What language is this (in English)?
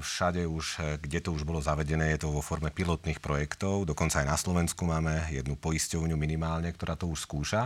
Slovak